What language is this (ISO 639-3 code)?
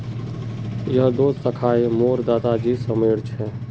mag